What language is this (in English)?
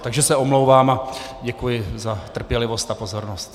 Czech